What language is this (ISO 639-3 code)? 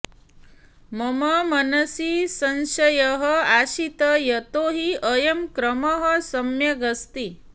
san